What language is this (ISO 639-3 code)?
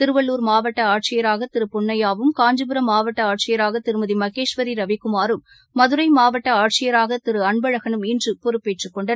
tam